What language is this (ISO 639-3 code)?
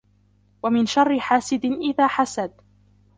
ara